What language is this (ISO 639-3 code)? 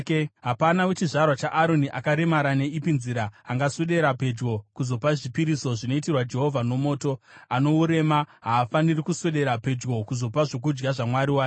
sna